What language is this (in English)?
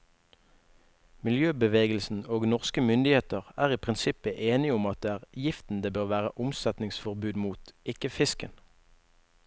Norwegian